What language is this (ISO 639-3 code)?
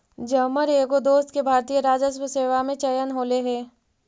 mag